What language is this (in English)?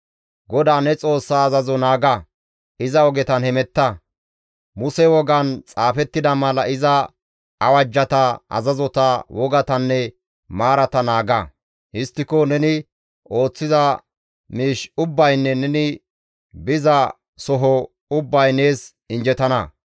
Gamo